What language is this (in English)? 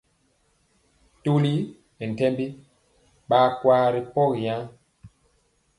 Mpiemo